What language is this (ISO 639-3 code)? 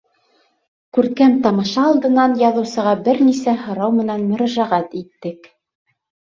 bak